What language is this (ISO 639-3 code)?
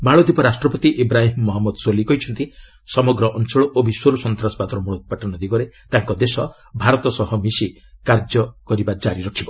ori